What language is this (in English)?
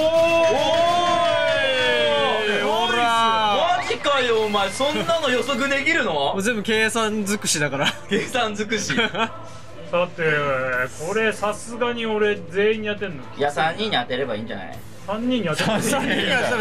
Japanese